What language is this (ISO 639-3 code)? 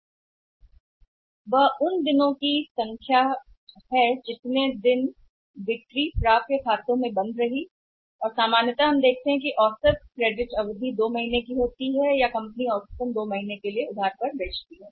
hin